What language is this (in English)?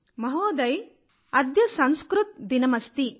Telugu